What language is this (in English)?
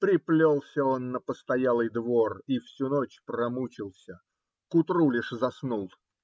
Russian